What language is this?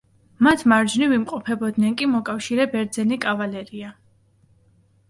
Georgian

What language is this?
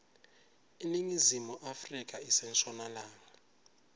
Swati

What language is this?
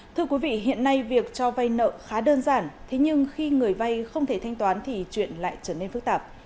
Vietnamese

